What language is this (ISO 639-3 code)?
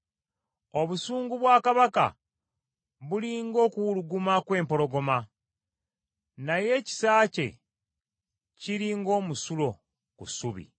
lug